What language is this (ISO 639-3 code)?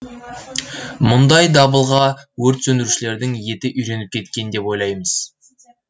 kaz